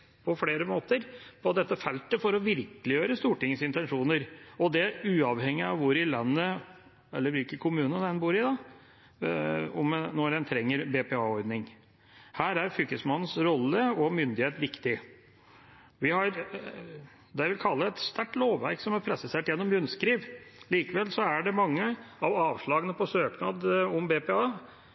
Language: Norwegian Bokmål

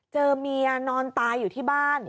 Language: Thai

